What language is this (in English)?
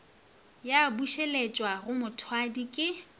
Northern Sotho